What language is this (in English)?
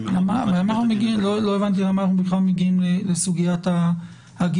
Hebrew